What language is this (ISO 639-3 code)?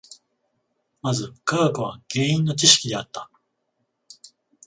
jpn